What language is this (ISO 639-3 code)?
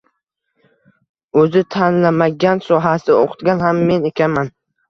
uzb